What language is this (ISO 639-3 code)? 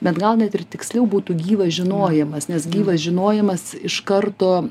lit